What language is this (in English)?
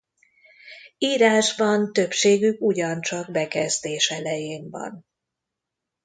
Hungarian